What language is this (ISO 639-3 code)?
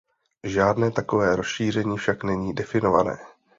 ces